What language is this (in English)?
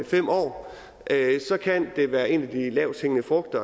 Danish